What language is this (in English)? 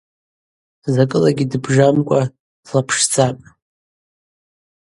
Abaza